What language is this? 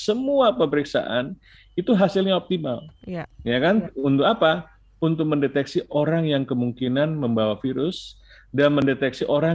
Indonesian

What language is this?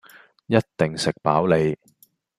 Cantonese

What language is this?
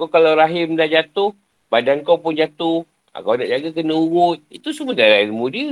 Malay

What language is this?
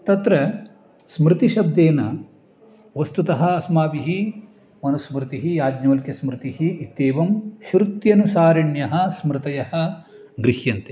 Sanskrit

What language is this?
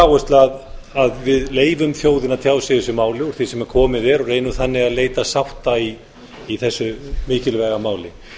Icelandic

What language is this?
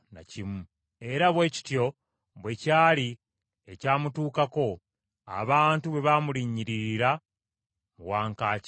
Ganda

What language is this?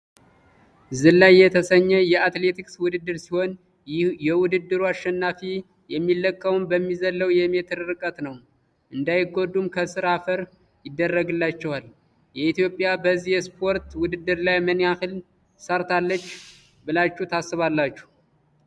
Amharic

